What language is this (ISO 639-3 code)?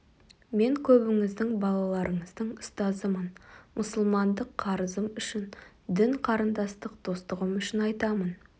kaz